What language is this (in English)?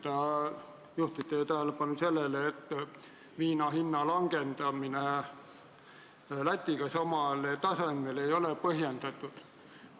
Estonian